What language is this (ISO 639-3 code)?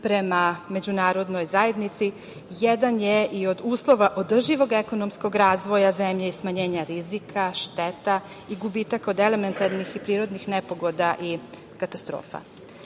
srp